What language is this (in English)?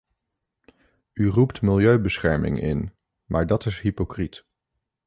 Dutch